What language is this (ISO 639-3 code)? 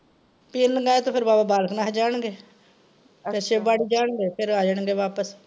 pan